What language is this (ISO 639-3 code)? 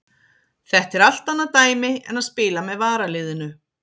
isl